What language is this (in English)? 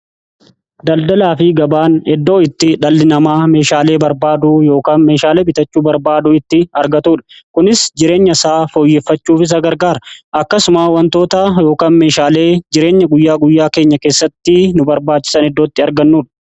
Oromo